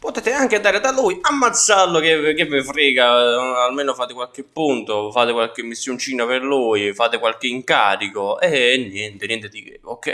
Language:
Italian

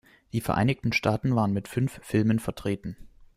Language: German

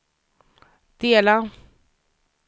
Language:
Swedish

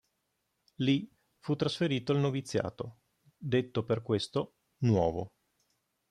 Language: Italian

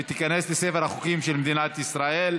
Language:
Hebrew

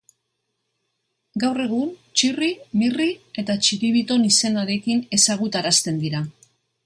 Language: Basque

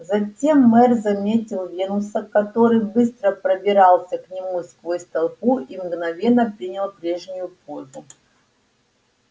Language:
Russian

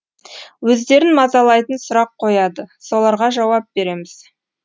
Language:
Kazakh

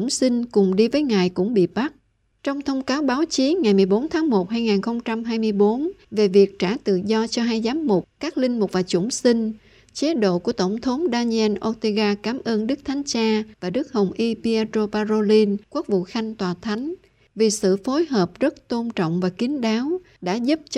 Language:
Vietnamese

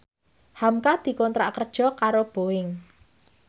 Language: Javanese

